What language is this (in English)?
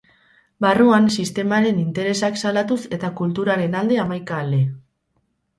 Basque